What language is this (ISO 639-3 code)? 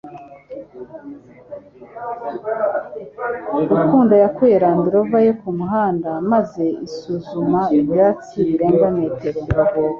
kin